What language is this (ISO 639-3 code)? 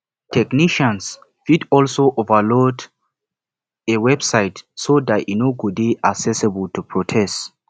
pcm